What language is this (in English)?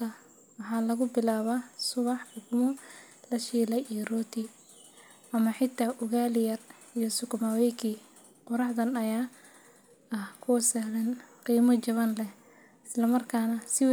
Somali